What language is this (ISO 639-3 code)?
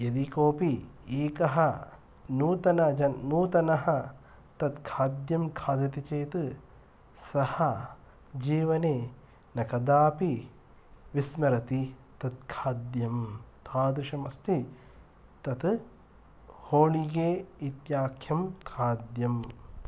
san